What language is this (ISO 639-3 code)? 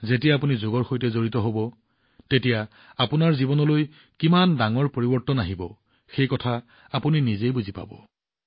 asm